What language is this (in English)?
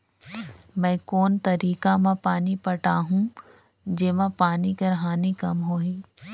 Chhattisgarhi